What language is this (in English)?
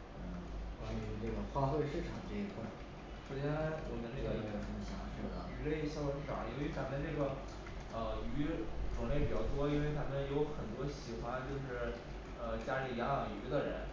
Chinese